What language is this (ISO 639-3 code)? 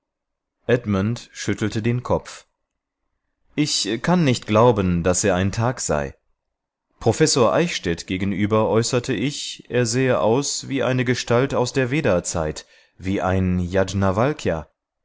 deu